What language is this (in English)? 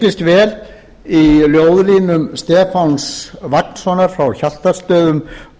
Icelandic